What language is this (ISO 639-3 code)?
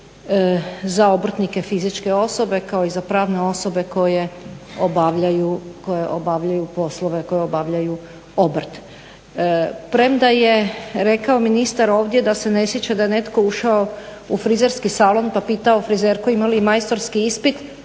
hrv